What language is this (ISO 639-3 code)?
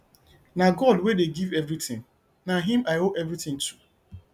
pcm